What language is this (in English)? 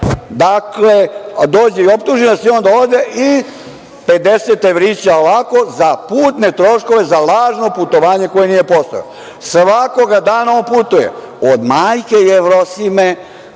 Serbian